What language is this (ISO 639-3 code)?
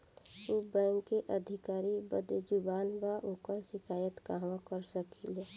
bho